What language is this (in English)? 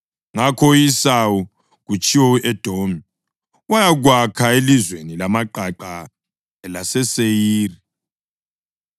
North Ndebele